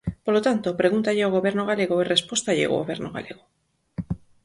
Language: Galician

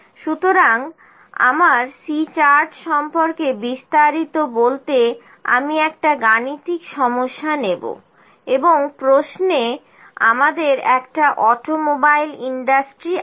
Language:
Bangla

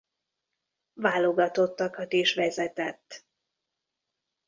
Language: Hungarian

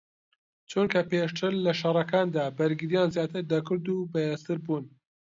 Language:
Central Kurdish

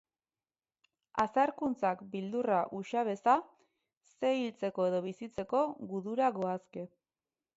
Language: Basque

